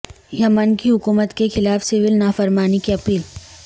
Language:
Urdu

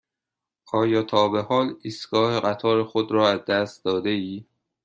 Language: Persian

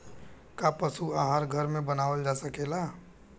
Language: Bhojpuri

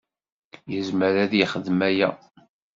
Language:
Kabyle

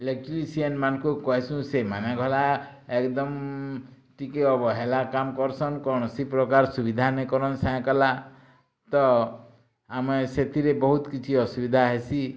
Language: Odia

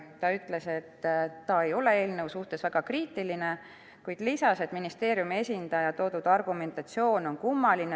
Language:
Estonian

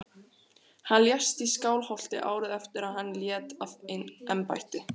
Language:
Icelandic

